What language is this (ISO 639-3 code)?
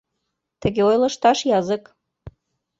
chm